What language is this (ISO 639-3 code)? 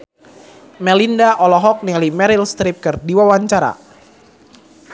sun